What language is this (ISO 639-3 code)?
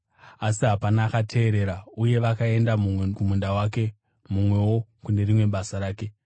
sna